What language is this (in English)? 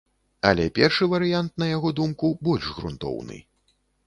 Belarusian